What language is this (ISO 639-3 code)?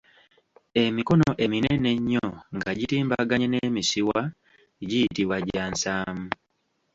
lug